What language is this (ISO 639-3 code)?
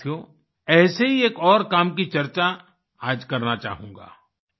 hin